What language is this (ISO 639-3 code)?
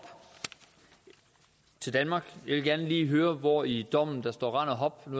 dan